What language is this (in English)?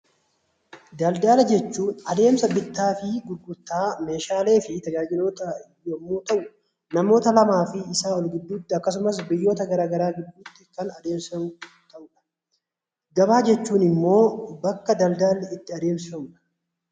Oromo